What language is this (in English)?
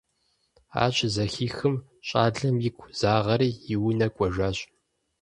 Kabardian